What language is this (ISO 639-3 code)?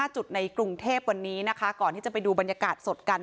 tha